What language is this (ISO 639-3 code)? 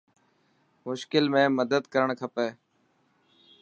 mki